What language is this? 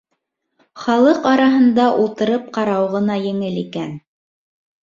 Bashkir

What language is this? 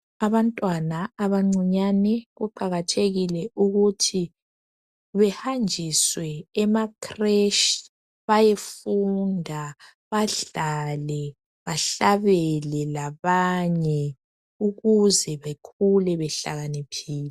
North Ndebele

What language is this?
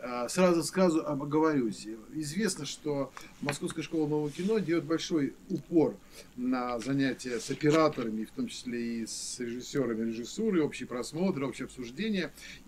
Russian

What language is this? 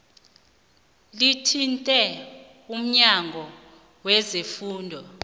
South Ndebele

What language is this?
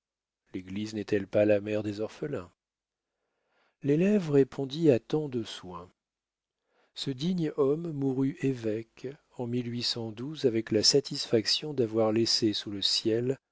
French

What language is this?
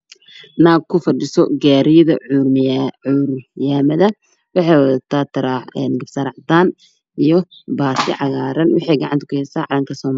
Somali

